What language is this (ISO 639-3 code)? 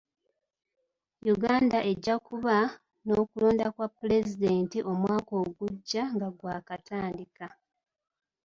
lug